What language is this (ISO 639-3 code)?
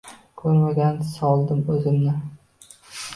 uzb